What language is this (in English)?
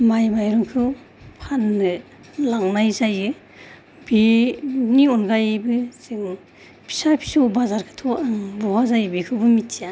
Bodo